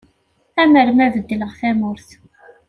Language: Kabyle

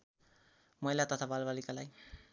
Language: Nepali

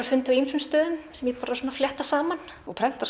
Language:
Icelandic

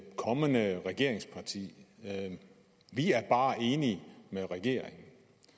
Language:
Danish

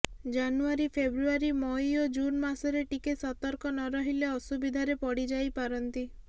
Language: Odia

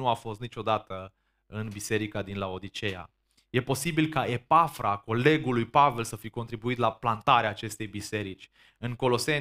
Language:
Romanian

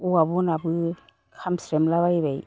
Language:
Bodo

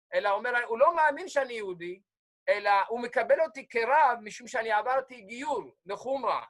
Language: Hebrew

